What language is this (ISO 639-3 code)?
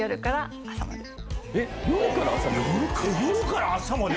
jpn